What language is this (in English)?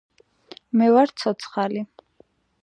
Georgian